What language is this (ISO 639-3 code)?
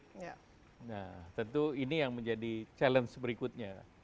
ind